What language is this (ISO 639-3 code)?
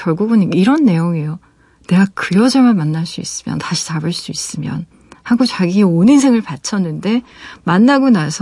kor